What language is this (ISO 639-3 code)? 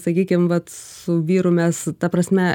lit